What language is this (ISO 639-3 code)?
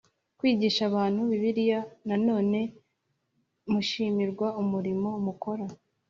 kin